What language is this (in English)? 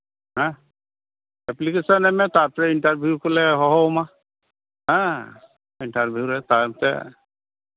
Santali